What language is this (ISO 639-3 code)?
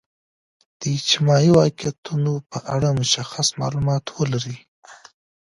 pus